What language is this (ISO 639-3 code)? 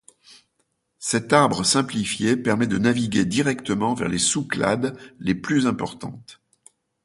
fra